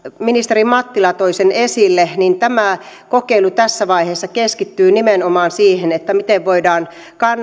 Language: Finnish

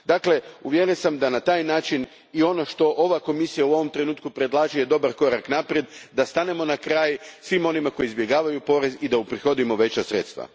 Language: Croatian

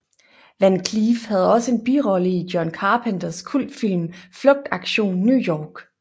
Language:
Danish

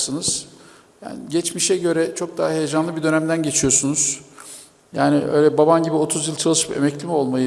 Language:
Turkish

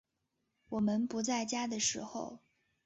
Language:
Chinese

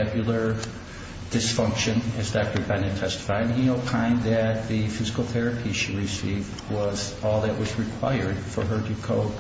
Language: English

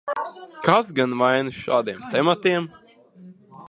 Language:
Latvian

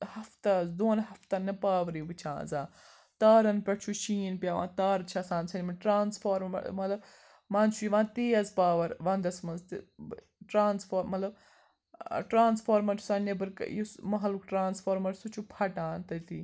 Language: Kashmiri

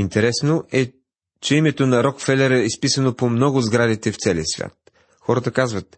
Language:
Bulgarian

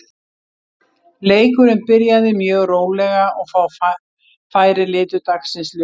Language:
Icelandic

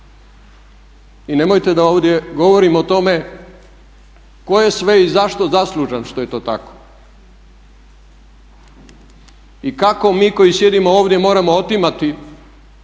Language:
Croatian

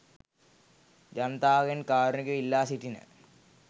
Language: Sinhala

